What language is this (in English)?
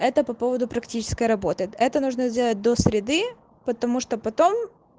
Russian